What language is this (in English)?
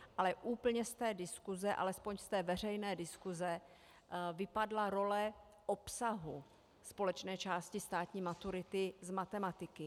Czech